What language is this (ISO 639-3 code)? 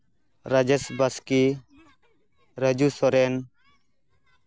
sat